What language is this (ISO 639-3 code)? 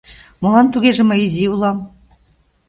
chm